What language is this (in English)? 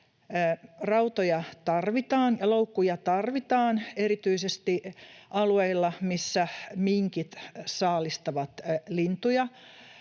Finnish